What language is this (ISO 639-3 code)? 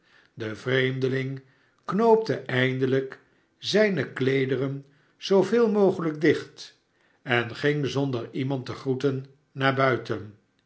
nld